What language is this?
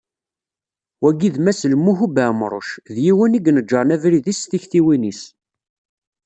Kabyle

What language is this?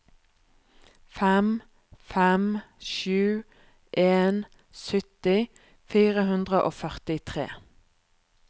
Norwegian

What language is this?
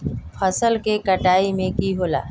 Magahi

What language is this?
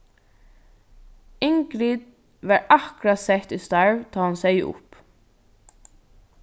Faroese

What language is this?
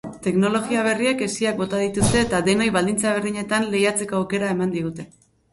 Basque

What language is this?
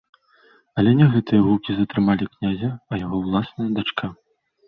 Belarusian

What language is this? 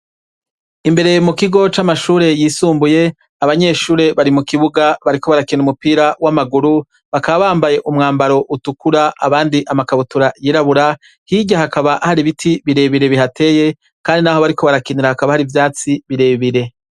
Rundi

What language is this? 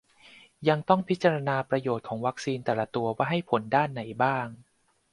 Thai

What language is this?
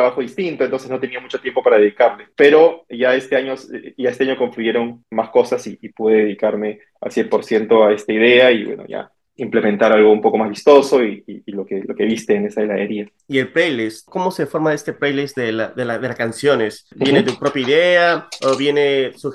Spanish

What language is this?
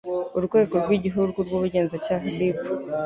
Kinyarwanda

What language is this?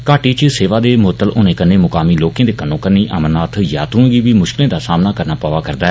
Dogri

